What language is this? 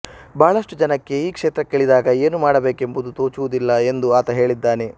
Kannada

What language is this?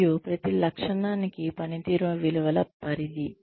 Telugu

